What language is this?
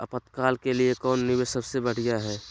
Magahi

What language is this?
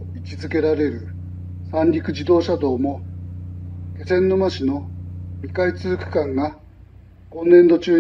Japanese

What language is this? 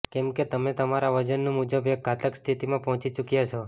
Gujarati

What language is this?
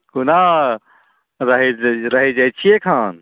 Maithili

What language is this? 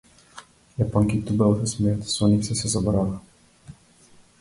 Macedonian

